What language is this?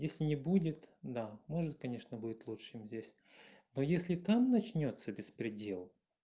Russian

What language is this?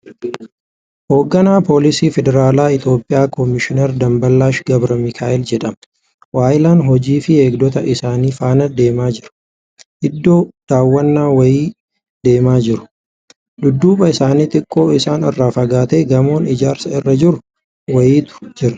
Oromo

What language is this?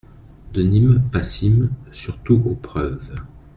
French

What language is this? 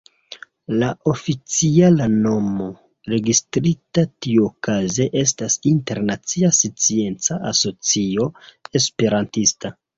Esperanto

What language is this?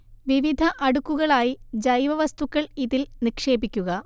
Malayalam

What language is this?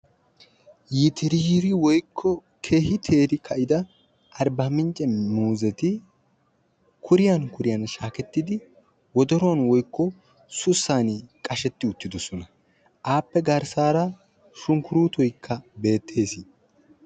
Wolaytta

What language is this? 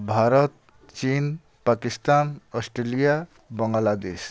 Odia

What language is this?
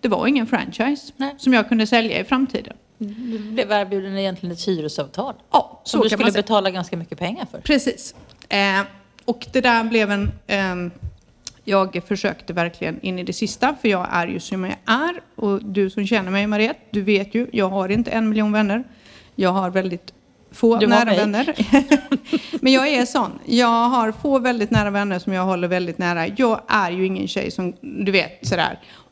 Swedish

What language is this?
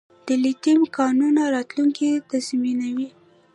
Pashto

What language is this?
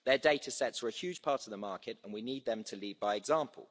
English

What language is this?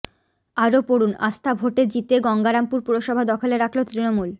Bangla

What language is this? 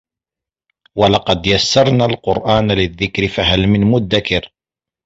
Arabic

